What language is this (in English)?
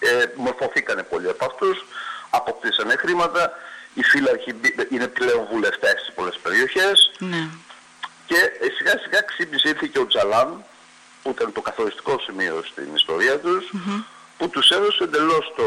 Greek